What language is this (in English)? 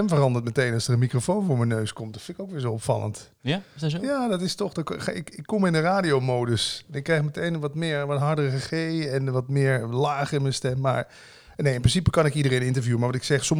Dutch